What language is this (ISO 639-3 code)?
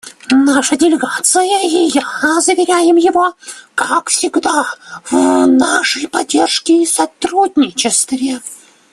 rus